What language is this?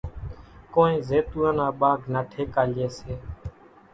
Kachi Koli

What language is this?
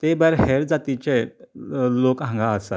Konkani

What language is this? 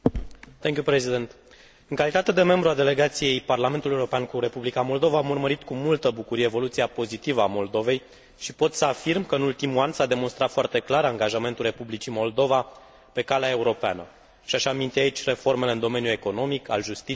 Romanian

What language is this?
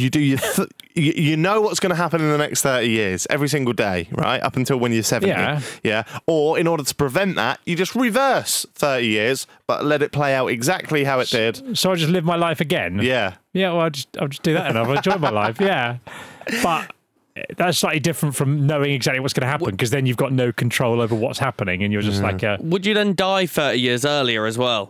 English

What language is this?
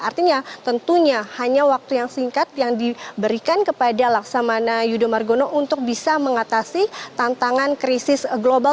Indonesian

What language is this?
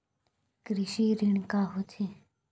Chhattisgarhi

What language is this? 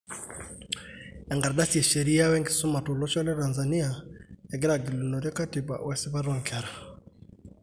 Masai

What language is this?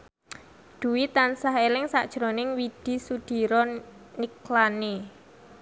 Javanese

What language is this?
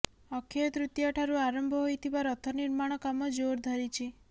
Odia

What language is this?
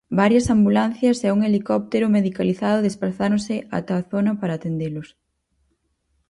Galician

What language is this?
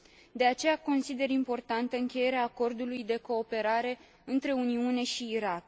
Romanian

